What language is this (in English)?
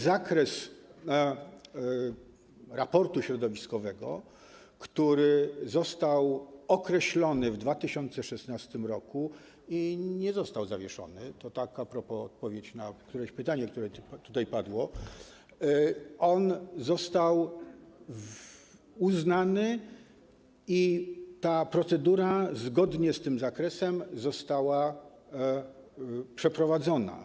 Polish